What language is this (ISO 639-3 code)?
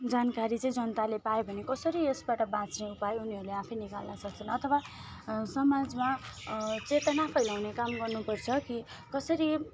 nep